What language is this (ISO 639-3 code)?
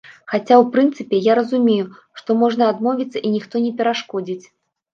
bel